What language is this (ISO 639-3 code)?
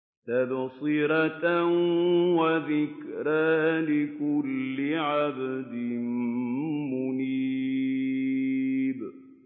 ara